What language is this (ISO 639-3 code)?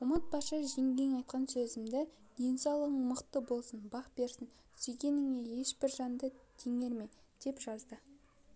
kaz